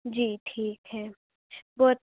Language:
Urdu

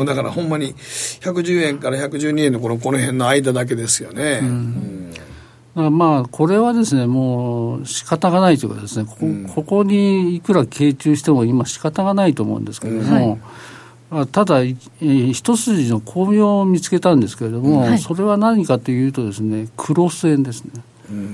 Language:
Japanese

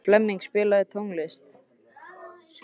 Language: Icelandic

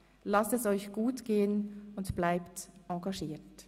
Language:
Swiss German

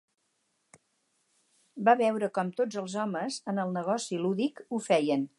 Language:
Catalan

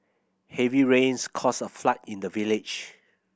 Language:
English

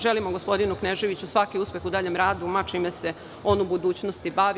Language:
Serbian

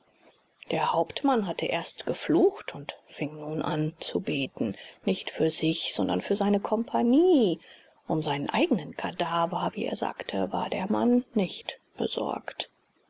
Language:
German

